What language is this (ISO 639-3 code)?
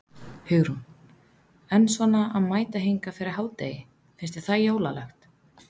isl